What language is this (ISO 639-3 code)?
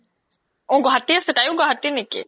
asm